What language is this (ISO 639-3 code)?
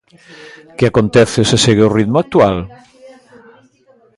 glg